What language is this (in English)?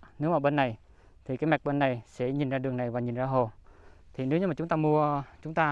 Vietnamese